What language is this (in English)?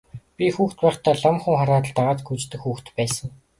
Mongolian